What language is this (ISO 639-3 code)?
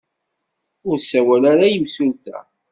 kab